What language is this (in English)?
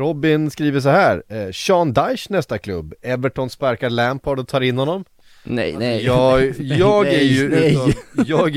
Swedish